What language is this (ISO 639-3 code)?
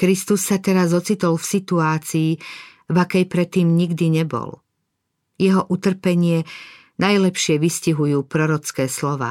slk